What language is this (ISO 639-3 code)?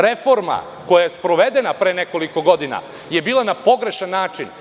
srp